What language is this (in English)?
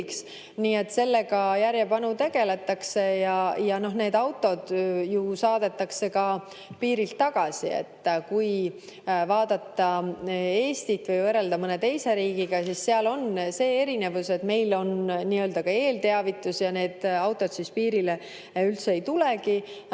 Estonian